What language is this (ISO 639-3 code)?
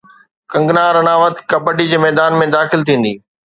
snd